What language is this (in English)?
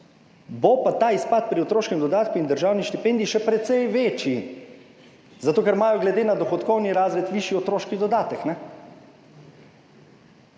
Slovenian